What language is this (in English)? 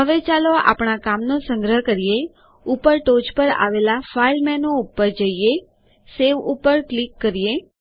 Gujarati